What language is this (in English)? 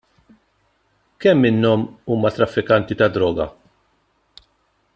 Maltese